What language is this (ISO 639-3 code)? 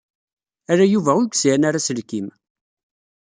kab